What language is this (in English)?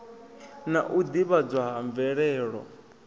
Venda